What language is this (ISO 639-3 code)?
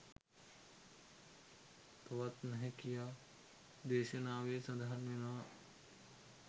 sin